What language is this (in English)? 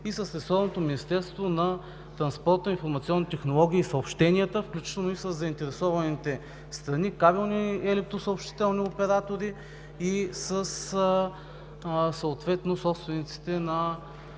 Bulgarian